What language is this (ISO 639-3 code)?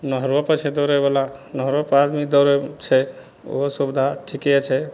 mai